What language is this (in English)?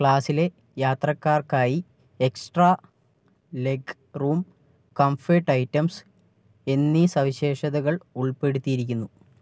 Malayalam